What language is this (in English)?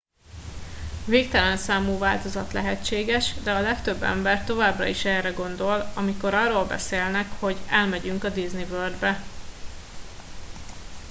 Hungarian